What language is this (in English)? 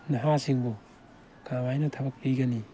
Manipuri